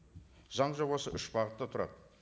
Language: Kazakh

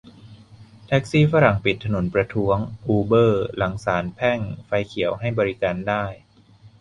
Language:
Thai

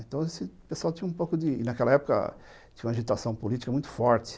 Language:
Portuguese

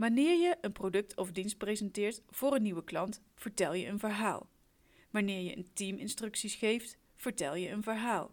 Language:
Dutch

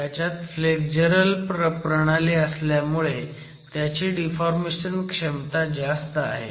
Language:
Marathi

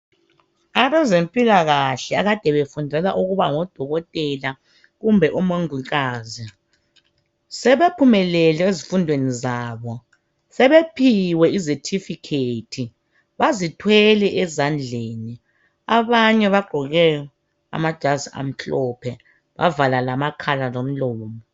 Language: North Ndebele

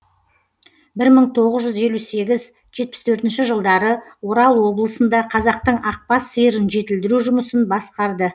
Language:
Kazakh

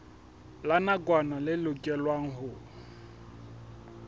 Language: Southern Sotho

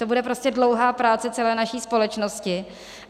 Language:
Czech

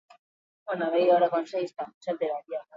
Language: Basque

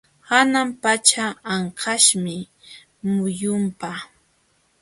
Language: Jauja Wanca Quechua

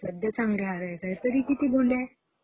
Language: Marathi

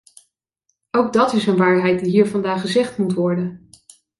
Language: Dutch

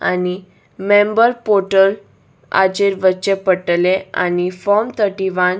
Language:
Konkani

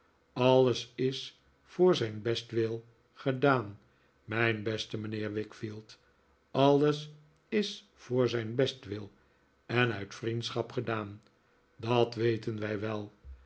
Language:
Dutch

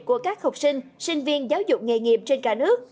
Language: Vietnamese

